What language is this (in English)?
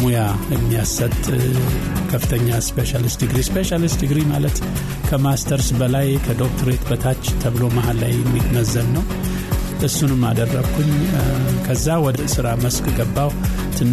Amharic